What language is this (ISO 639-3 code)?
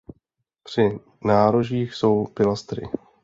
ces